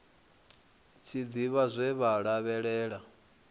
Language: Venda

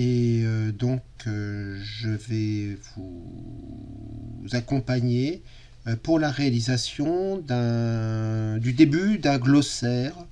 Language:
French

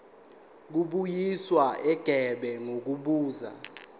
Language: Zulu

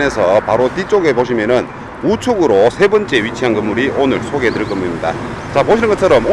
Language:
Korean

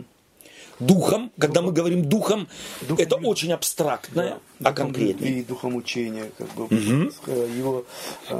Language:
Russian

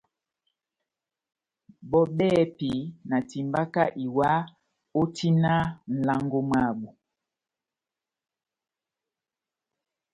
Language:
Batanga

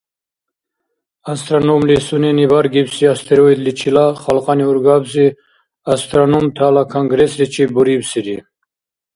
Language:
Dargwa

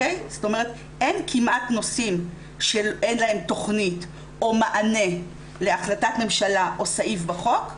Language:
Hebrew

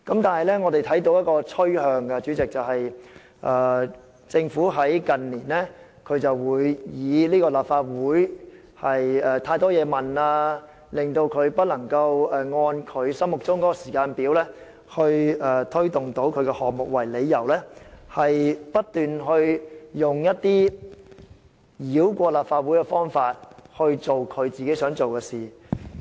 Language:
Cantonese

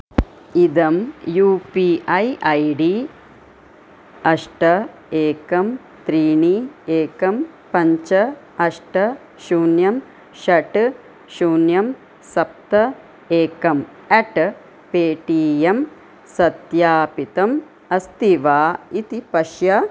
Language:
Sanskrit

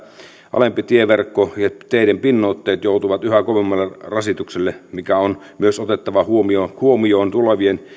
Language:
Finnish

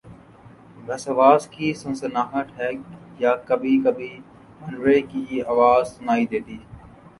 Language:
Urdu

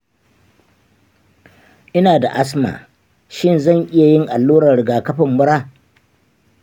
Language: Hausa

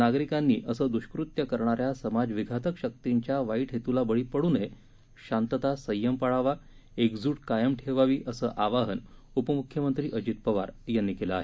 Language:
Marathi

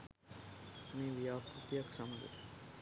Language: Sinhala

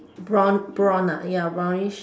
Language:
English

